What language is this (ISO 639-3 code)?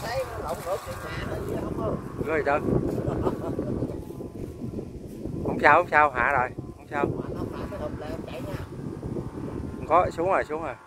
vie